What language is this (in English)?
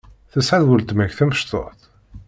Kabyle